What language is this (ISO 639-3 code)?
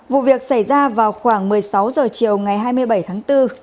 vie